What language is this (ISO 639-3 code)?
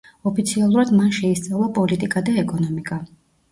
kat